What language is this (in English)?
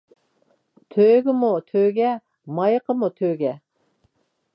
Uyghur